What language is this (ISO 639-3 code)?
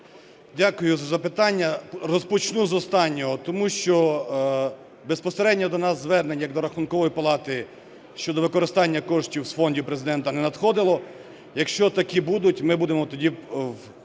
ukr